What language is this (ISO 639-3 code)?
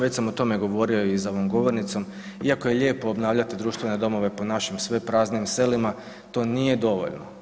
hrv